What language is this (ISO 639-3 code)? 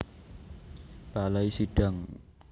jav